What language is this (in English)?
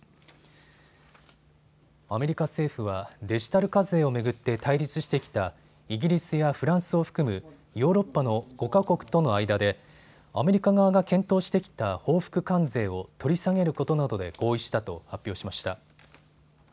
Japanese